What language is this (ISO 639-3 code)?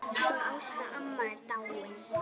isl